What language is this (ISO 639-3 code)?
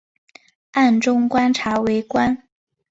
zho